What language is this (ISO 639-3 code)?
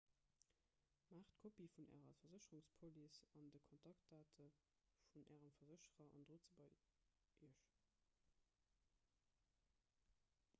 ltz